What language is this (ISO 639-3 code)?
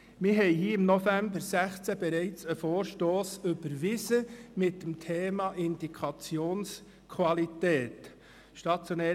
gsw